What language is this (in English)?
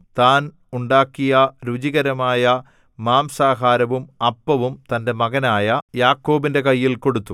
Malayalam